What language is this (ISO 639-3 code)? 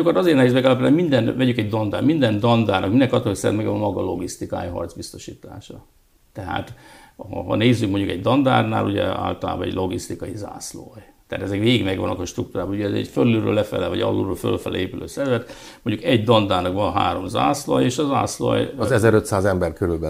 hun